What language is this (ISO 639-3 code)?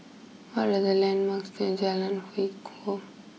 eng